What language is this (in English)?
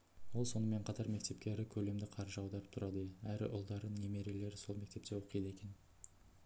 Kazakh